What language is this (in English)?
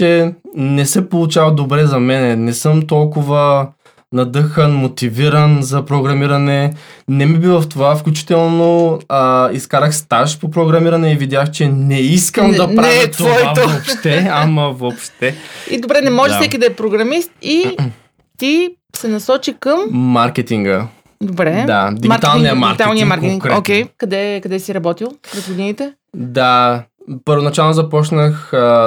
Bulgarian